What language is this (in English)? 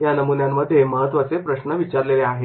Marathi